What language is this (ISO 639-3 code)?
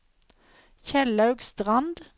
nor